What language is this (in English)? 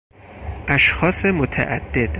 Persian